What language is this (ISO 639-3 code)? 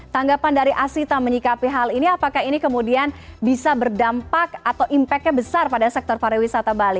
ind